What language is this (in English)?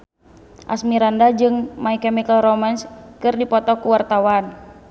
Sundanese